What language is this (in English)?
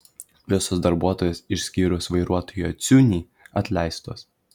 Lithuanian